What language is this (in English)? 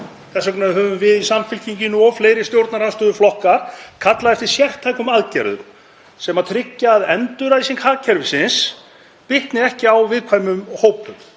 Icelandic